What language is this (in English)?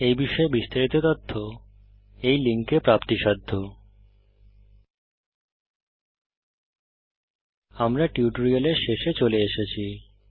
Bangla